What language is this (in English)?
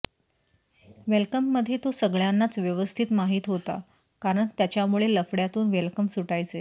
Marathi